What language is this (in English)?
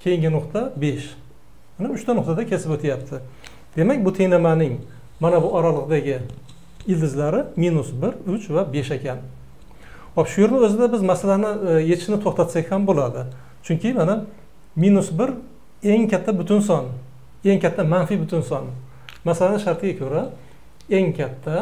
Turkish